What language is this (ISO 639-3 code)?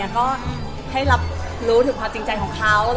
tha